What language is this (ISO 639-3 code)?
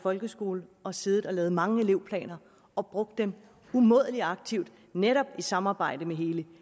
dan